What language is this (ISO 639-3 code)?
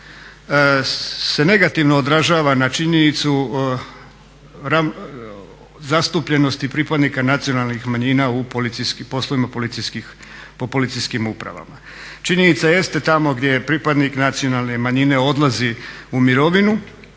hrv